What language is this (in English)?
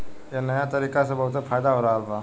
Bhojpuri